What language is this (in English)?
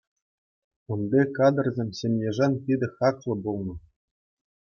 Chuvash